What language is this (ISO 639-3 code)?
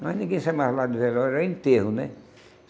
por